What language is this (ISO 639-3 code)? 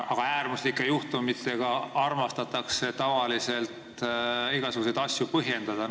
est